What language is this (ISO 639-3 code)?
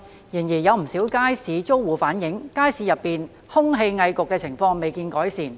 yue